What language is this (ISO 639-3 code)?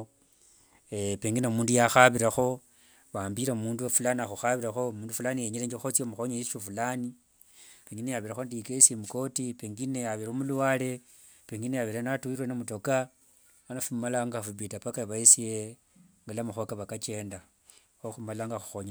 lwg